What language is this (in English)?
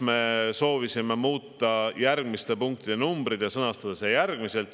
Estonian